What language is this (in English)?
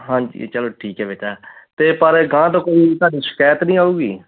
Punjabi